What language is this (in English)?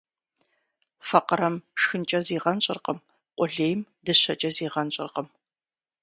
Kabardian